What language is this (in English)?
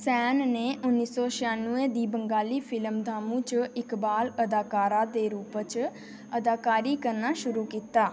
Dogri